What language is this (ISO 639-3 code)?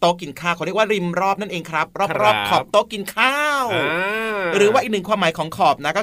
tha